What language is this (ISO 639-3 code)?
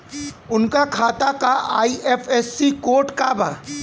bho